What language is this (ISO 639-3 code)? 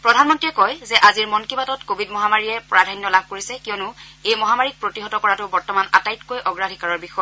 asm